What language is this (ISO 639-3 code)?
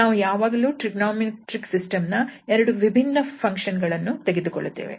kan